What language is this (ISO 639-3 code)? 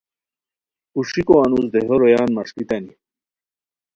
khw